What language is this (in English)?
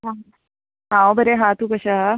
Konkani